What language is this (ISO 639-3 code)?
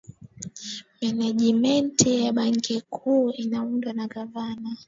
swa